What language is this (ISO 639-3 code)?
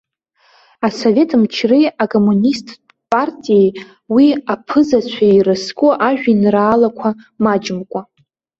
abk